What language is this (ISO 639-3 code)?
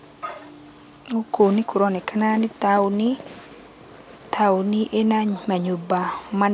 kik